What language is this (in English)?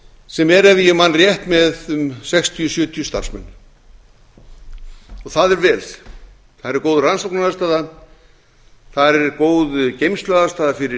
Icelandic